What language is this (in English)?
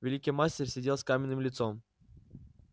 Russian